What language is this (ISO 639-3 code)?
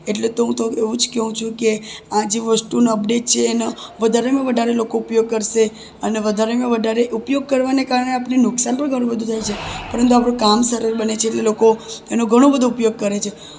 guj